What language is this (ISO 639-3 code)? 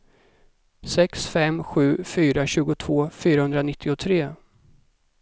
swe